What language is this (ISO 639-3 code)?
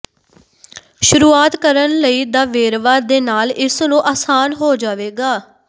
pan